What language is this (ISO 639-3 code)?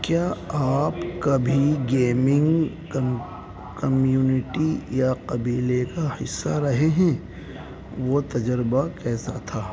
urd